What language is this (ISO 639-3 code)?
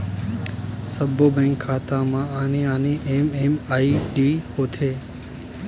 hne